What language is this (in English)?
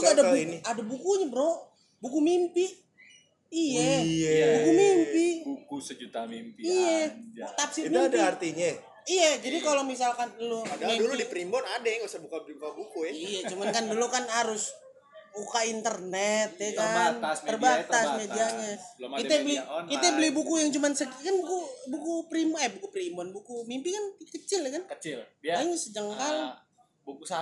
Indonesian